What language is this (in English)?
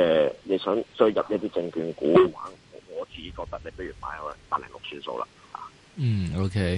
Chinese